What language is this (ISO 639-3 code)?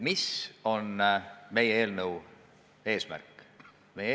est